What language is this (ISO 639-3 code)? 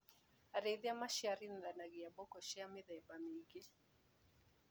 kik